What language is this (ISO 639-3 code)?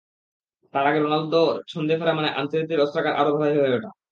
ben